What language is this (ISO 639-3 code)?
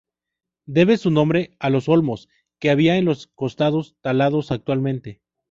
spa